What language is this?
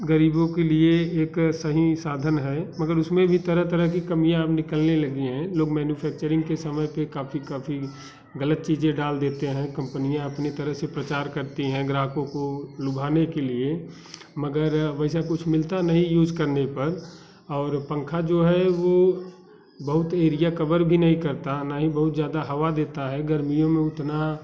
Hindi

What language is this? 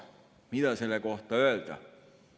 Estonian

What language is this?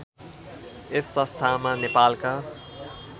Nepali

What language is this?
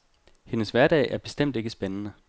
Danish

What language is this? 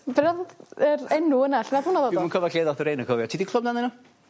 Welsh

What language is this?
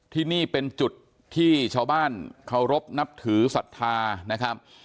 Thai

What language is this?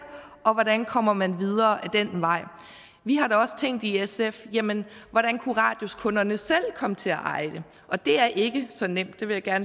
Danish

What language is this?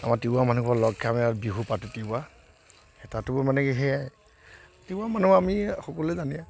Assamese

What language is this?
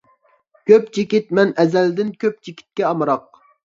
Uyghur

